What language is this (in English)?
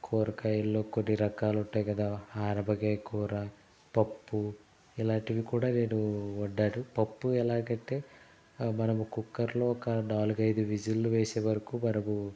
Telugu